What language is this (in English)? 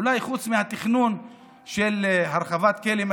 Hebrew